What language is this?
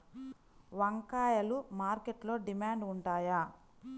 Telugu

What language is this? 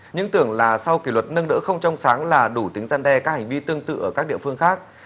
Vietnamese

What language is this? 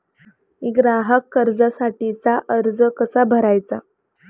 Marathi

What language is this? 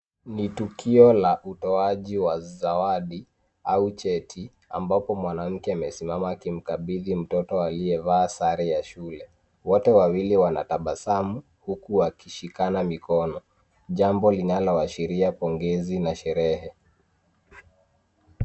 Swahili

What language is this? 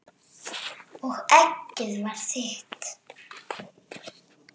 Icelandic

